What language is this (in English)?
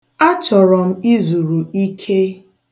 Igbo